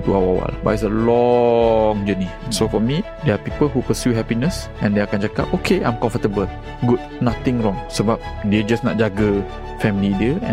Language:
Malay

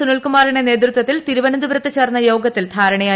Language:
Malayalam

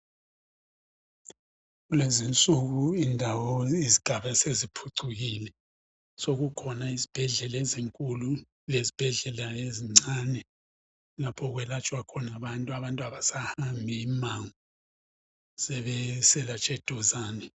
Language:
North Ndebele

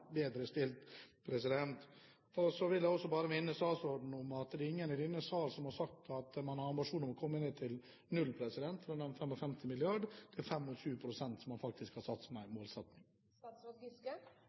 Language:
Norwegian Bokmål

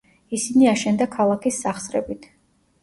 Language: Georgian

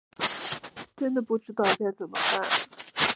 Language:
Chinese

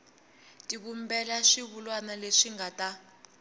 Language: Tsonga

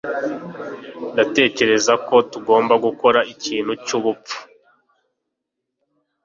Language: Kinyarwanda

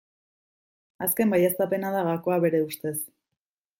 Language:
Basque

